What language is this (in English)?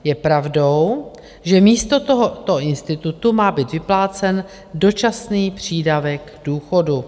Czech